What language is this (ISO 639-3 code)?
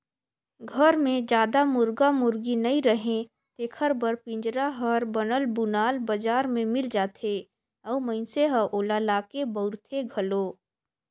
hne